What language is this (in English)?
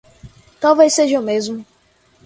Portuguese